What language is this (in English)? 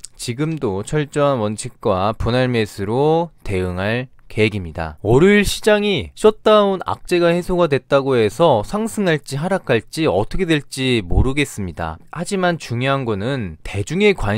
Korean